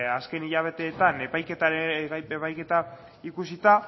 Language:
Basque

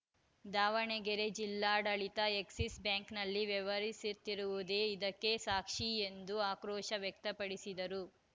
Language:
Kannada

